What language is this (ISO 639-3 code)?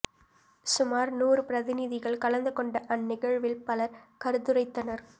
tam